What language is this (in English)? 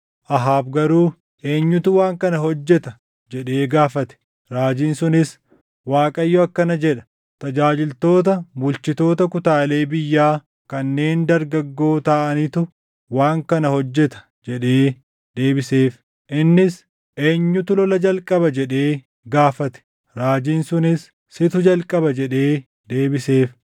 Oromo